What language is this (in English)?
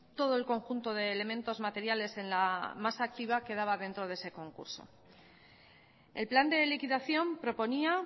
Spanish